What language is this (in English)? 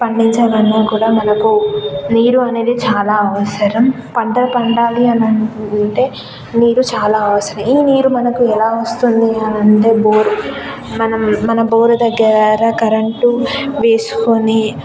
Telugu